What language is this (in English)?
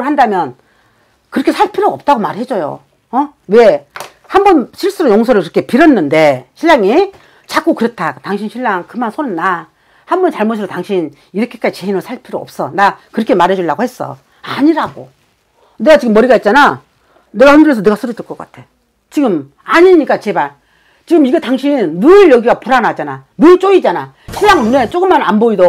Korean